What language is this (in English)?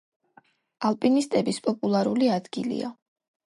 Georgian